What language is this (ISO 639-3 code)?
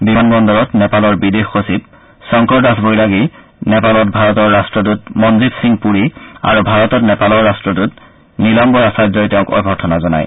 asm